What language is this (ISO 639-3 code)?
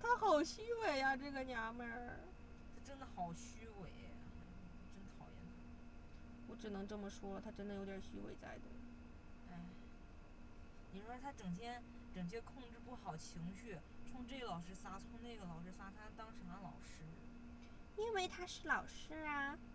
zho